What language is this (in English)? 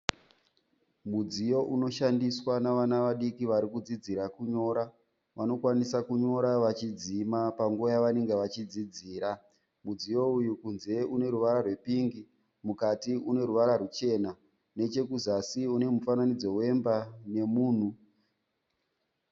Shona